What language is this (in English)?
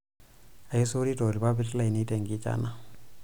Masai